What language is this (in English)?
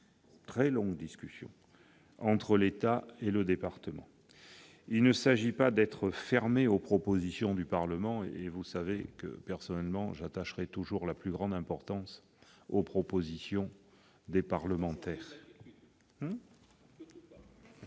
French